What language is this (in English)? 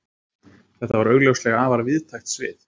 Icelandic